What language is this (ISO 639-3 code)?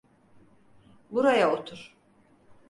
tur